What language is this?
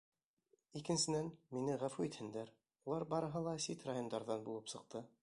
Bashkir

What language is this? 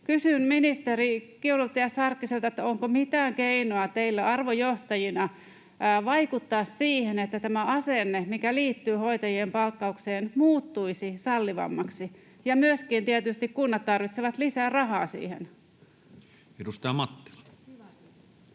Finnish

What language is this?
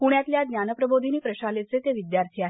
Marathi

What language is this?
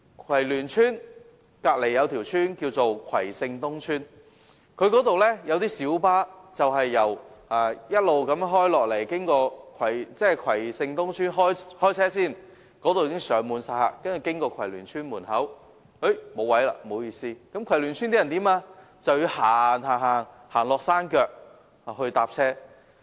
Cantonese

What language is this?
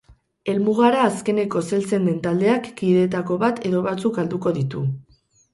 Basque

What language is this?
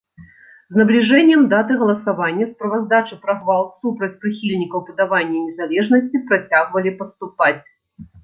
Belarusian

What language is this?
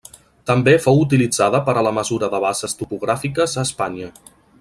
Catalan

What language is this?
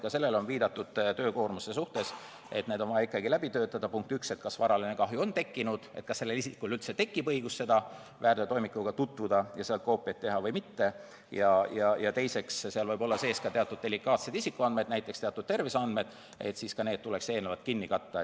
Estonian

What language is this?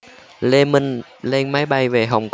Vietnamese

